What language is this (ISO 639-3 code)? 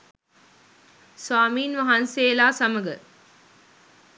sin